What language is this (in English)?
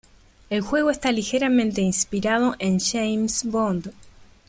Spanish